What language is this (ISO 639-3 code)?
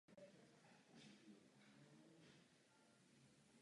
ces